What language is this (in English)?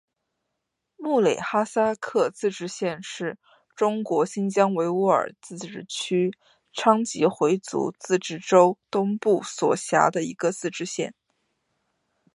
Chinese